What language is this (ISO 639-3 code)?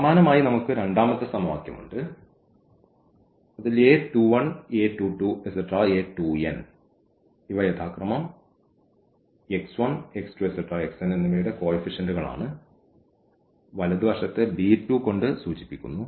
mal